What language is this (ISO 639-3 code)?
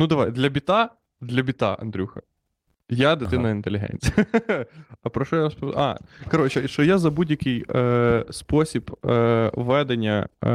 ukr